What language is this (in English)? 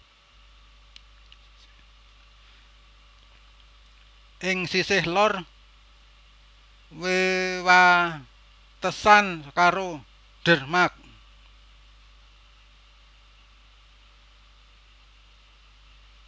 Javanese